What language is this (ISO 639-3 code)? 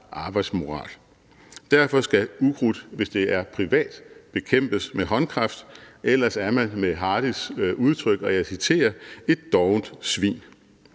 dan